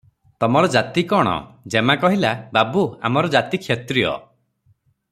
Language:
Odia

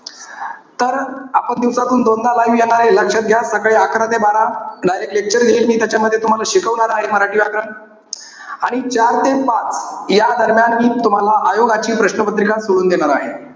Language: Marathi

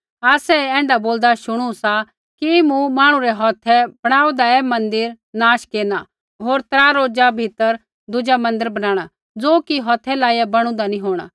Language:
Kullu Pahari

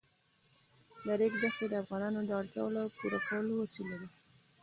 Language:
Pashto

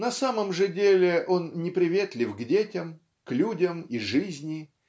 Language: Russian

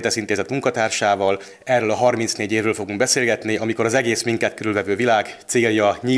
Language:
Hungarian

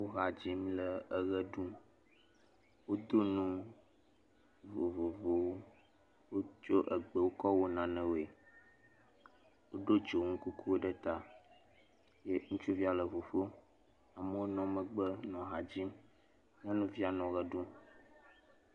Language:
Ewe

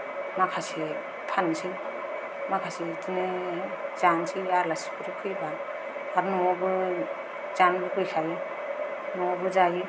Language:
Bodo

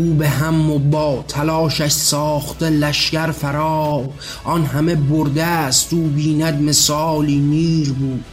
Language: Persian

